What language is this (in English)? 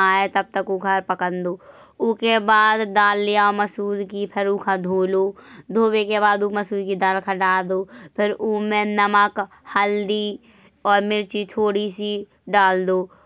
Bundeli